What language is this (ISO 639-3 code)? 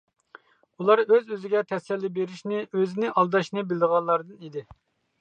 uig